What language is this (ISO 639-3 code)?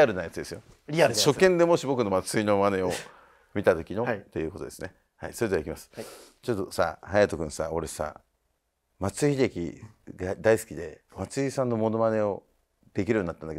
jpn